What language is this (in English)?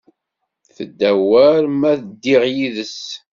Kabyle